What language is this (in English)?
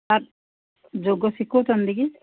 Odia